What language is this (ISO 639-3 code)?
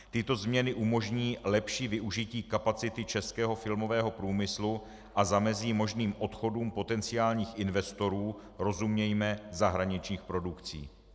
ces